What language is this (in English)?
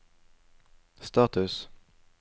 Norwegian